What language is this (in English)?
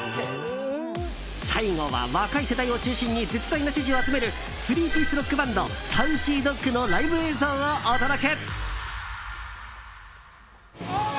Japanese